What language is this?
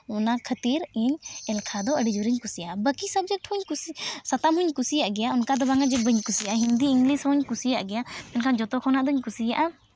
Santali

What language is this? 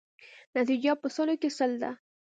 Pashto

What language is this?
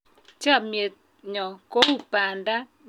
Kalenjin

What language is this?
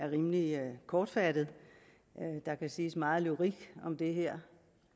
Danish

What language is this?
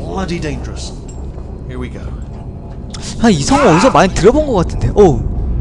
Korean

